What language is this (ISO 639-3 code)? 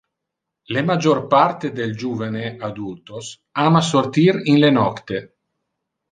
ina